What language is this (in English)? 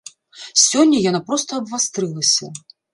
Belarusian